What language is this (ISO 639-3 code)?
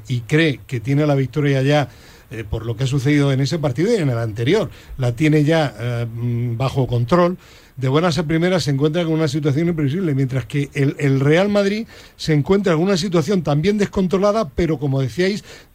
spa